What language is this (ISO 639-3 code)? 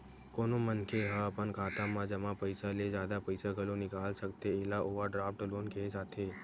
hne